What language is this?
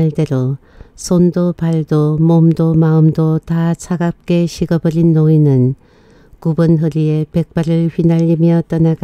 Korean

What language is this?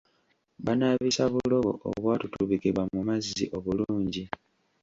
Ganda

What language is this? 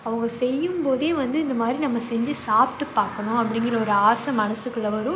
Tamil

